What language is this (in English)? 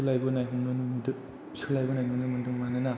Bodo